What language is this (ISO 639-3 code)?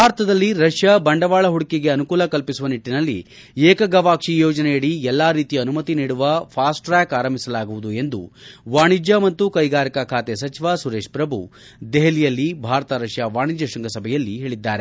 kan